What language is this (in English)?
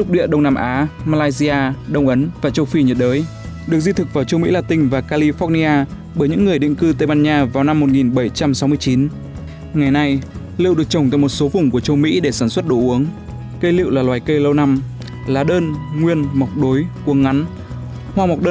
Vietnamese